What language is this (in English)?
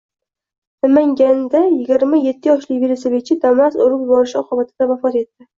Uzbek